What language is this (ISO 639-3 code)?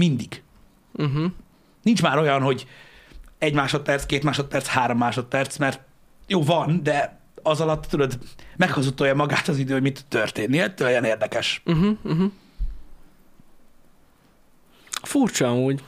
hun